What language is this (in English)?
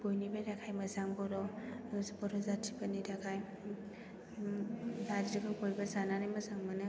Bodo